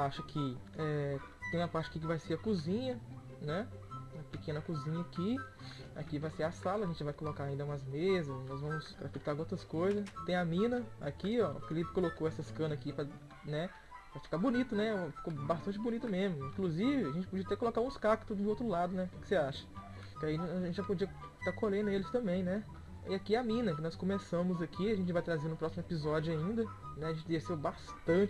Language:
Portuguese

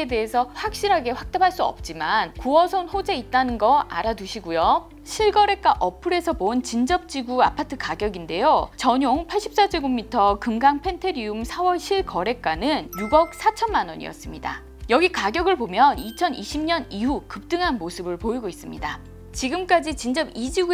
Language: Korean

